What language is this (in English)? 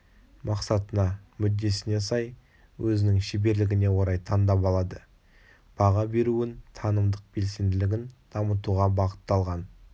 Kazakh